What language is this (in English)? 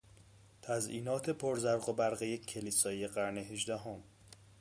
Persian